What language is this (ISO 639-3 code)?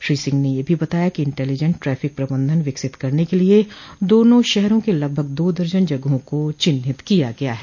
hin